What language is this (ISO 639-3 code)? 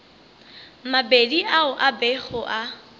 nso